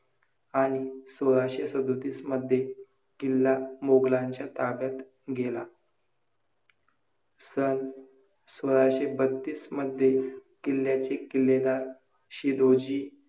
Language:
Marathi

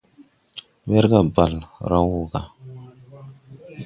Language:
Tupuri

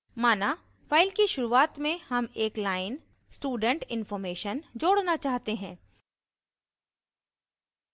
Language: Hindi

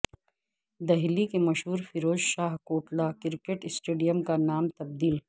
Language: Urdu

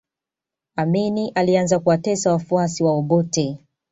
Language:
Swahili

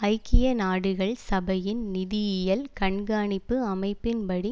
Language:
Tamil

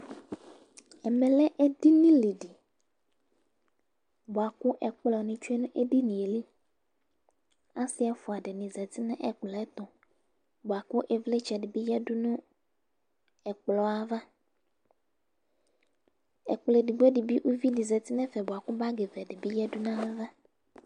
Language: Ikposo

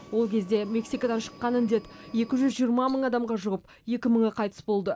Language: Kazakh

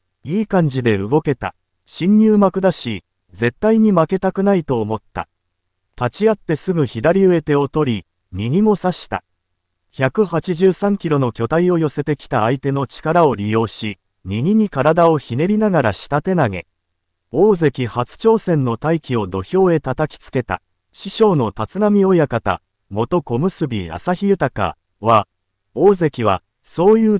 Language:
Japanese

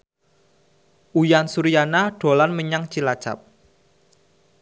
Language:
Javanese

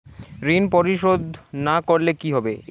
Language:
Bangla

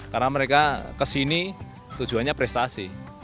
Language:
Indonesian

